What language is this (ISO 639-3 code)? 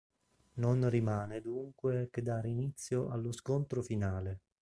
ita